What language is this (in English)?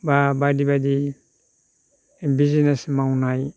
Bodo